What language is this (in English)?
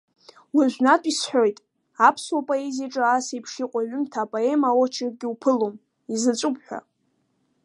Abkhazian